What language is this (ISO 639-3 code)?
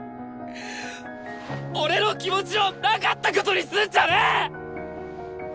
jpn